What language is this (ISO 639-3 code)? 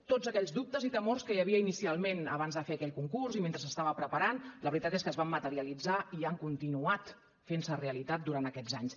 cat